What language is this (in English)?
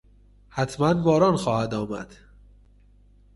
Persian